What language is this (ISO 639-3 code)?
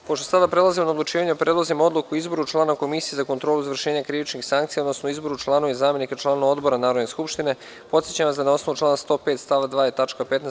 srp